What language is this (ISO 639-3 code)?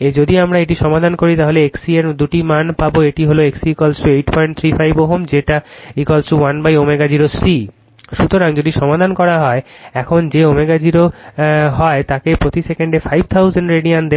ben